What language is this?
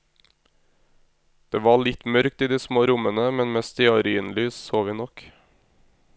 Norwegian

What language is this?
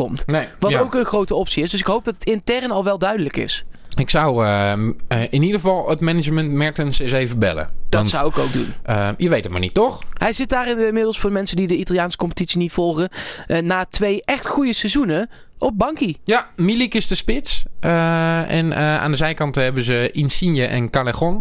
Dutch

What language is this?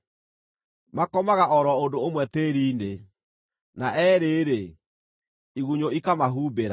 Kikuyu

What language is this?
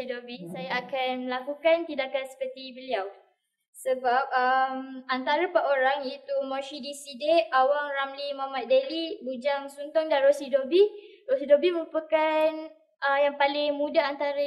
Malay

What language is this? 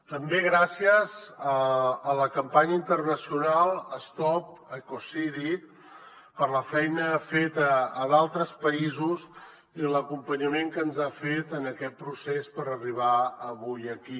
Catalan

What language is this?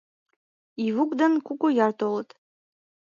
Mari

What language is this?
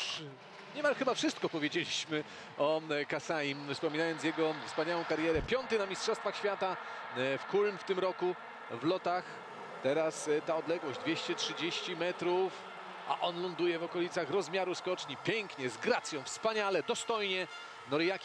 Polish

